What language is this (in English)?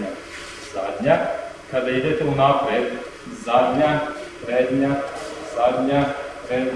Serbian